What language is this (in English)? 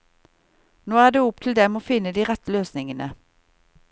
Norwegian